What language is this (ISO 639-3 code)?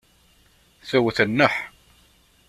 kab